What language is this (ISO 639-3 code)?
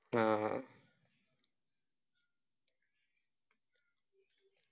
mal